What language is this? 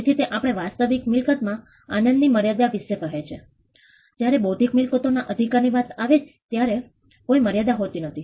Gujarati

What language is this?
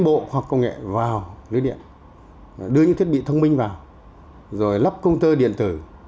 Vietnamese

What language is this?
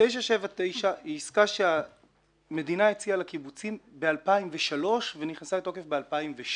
Hebrew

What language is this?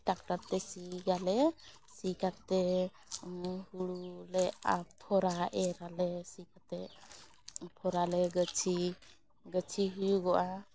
Santali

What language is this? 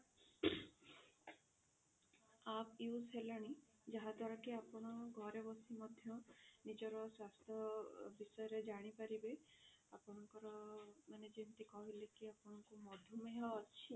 Odia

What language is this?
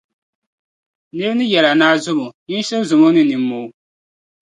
Dagbani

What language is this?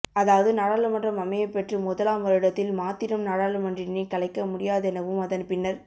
Tamil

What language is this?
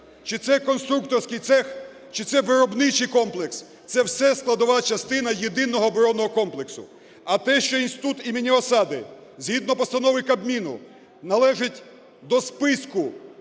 Ukrainian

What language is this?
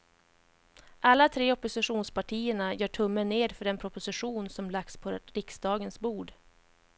Swedish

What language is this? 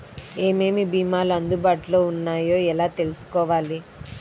Telugu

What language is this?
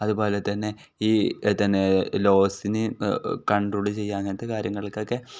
Malayalam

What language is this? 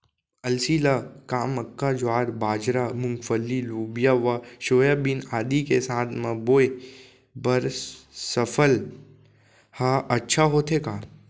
Chhattisgarhi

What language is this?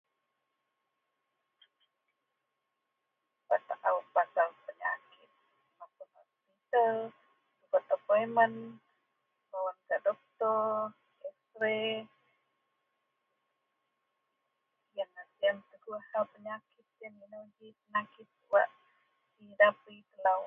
Central Melanau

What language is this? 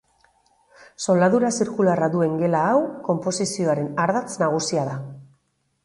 Basque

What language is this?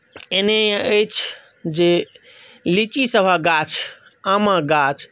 Maithili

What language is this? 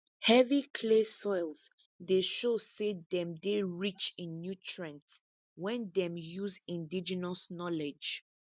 Nigerian Pidgin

